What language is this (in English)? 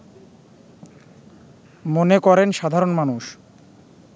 Bangla